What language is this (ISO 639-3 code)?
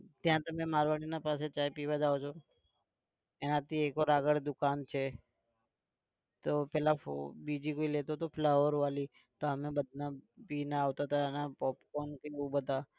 guj